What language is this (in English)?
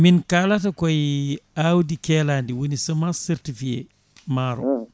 Fula